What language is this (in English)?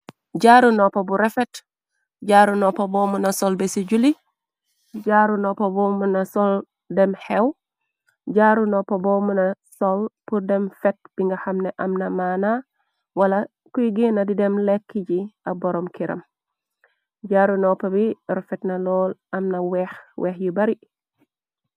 Wolof